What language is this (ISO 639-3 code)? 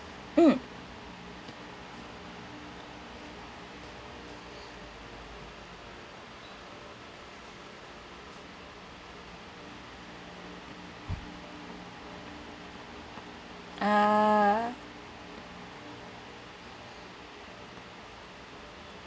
eng